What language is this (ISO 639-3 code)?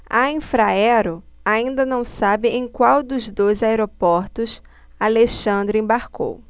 por